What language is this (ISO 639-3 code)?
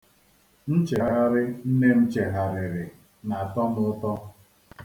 ibo